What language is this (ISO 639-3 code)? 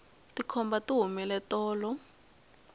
tso